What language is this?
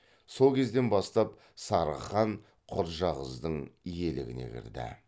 Kazakh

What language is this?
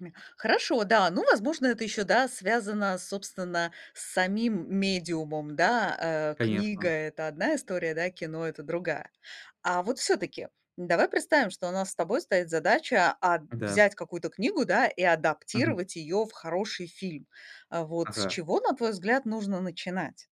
Russian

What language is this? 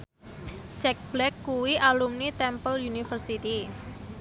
Javanese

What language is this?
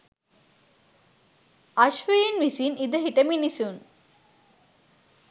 Sinhala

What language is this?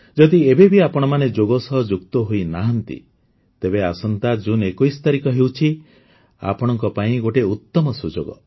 Odia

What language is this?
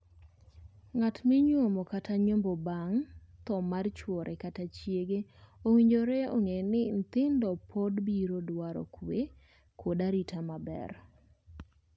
Luo (Kenya and Tanzania)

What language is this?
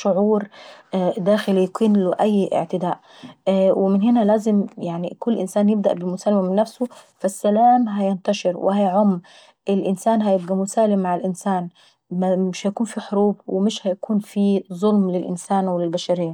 Saidi Arabic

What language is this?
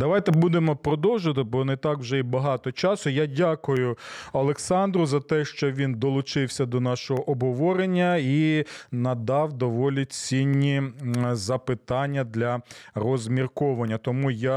Ukrainian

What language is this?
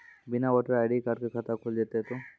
Maithili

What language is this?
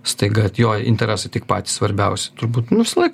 Lithuanian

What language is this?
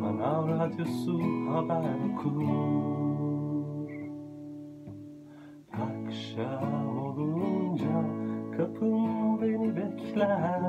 Turkish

